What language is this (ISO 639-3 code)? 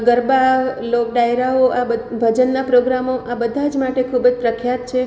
guj